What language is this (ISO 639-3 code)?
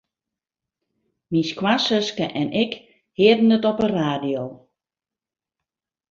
fry